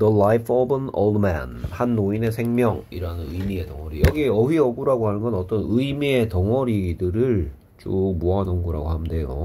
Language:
Korean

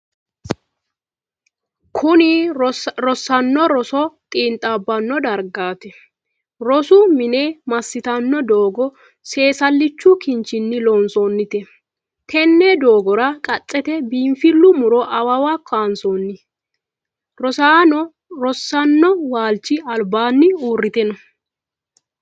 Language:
Sidamo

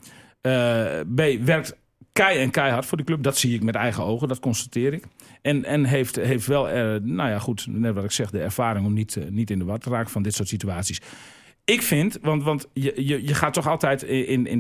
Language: Dutch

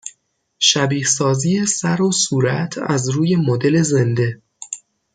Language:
Persian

